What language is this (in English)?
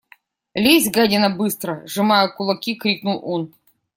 Russian